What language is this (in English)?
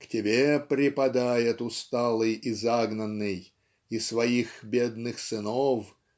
Russian